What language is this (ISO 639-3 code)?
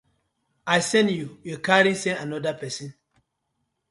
pcm